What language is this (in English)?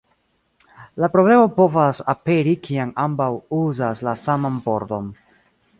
Esperanto